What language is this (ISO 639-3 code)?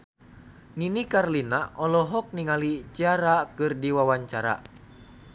sun